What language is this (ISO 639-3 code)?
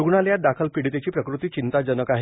mar